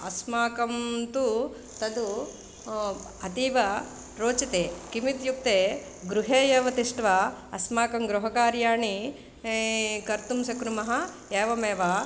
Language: Sanskrit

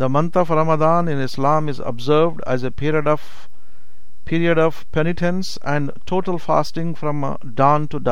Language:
Urdu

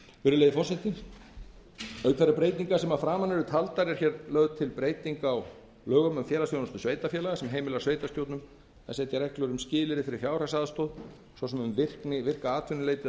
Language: Icelandic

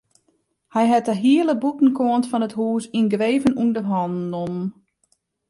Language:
Western Frisian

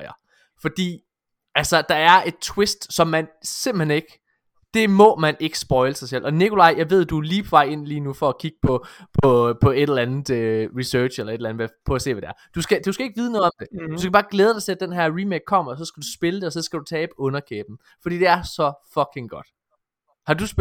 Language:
Danish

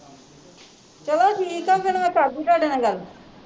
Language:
Punjabi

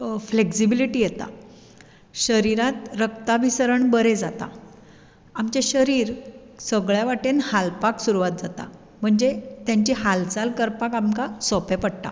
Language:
Konkani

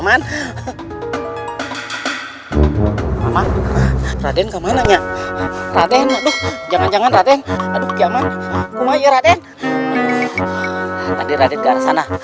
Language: Indonesian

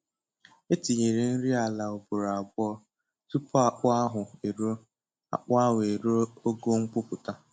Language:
Igbo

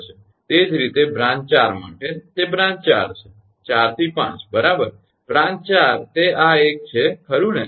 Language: Gujarati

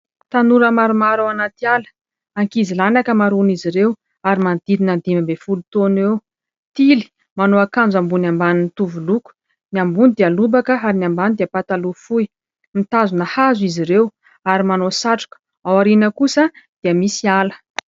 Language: Malagasy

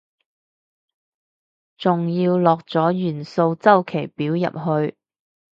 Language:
Cantonese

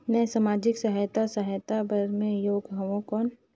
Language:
Chhattisgarhi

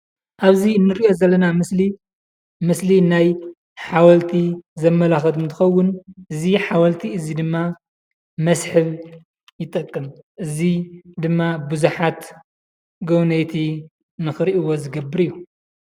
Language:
Tigrinya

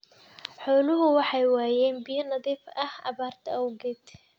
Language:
Somali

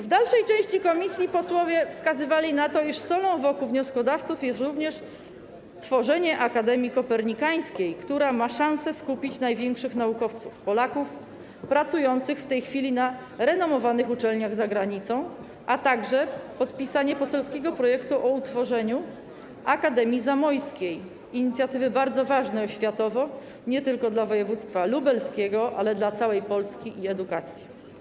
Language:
Polish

